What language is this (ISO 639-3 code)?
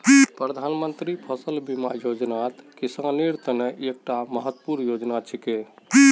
mag